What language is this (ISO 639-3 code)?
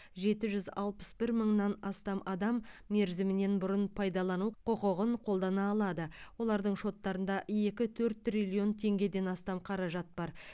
kaz